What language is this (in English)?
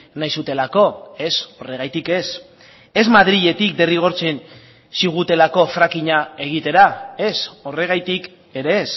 Basque